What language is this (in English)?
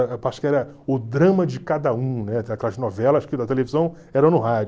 Portuguese